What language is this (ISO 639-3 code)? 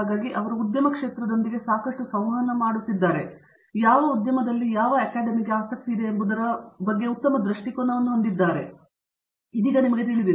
kan